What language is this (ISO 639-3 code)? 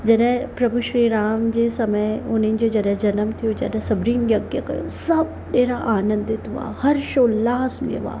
snd